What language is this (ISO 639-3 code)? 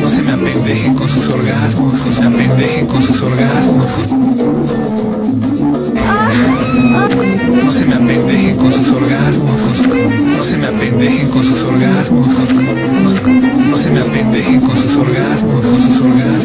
spa